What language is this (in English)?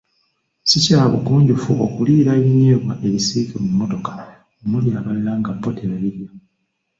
Ganda